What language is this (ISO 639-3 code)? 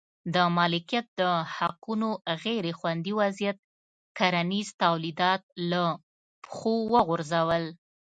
pus